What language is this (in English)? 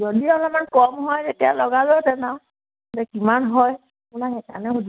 Assamese